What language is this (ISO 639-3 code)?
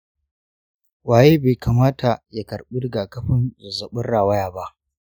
hau